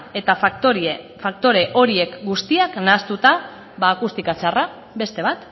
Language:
Basque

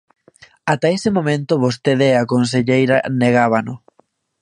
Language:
Galician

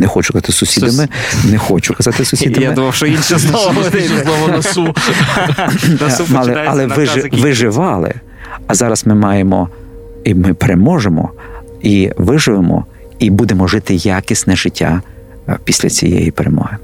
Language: Ukrainian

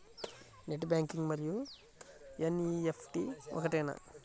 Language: Telugu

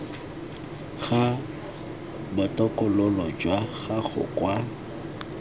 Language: Tswana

